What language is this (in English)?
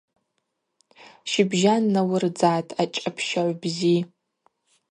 Abaza